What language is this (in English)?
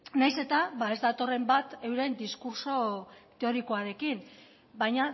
Basque